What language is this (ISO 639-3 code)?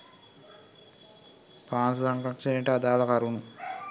sin